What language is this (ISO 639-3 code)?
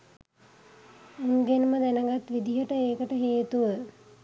sin